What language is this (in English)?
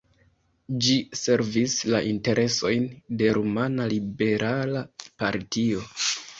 Esperanto